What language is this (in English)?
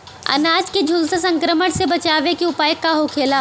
Bhojpuri